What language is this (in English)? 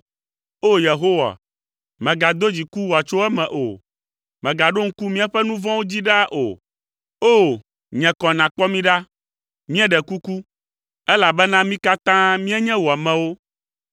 Ewe